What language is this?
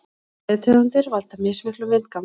Icelandic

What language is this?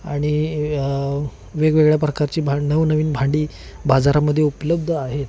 Marathi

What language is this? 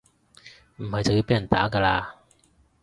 Cantonese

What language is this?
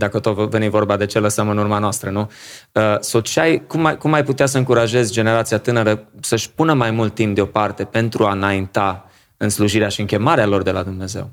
Romanian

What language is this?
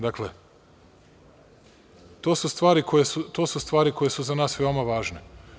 Serbian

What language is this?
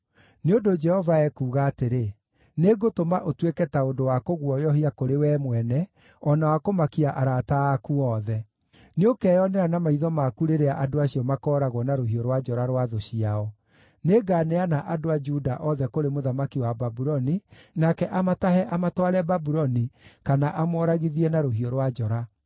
Kikuyu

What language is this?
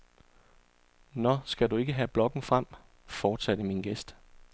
Danish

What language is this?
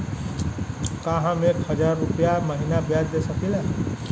Bhojpuri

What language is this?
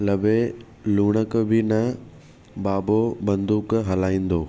Sindhi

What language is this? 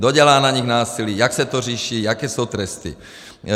Czech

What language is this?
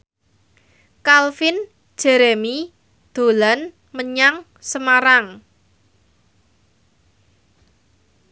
Javanese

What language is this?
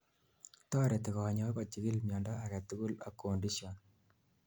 Kalenjin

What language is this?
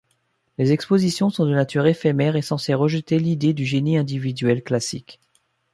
French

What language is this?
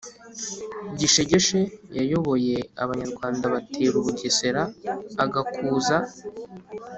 Kinyarwanda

